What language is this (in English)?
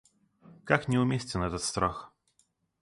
Russian